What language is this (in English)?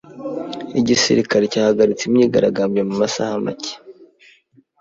Kinyarwanda